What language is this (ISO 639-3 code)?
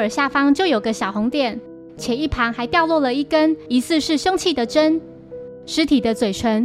zho